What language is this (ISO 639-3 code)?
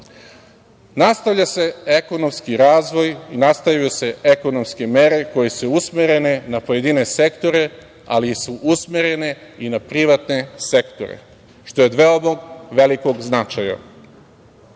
srp